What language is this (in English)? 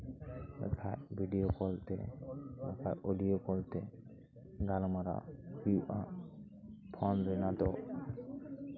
Santali